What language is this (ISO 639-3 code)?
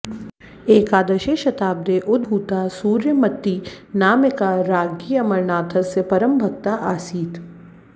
san